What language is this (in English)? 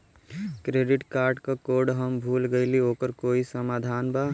Bhojpuri